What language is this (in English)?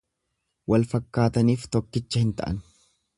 Oromo